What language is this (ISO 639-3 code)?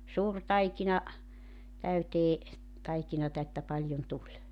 fin